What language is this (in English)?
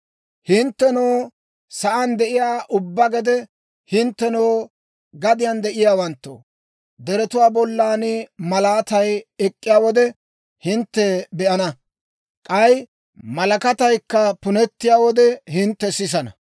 Dawro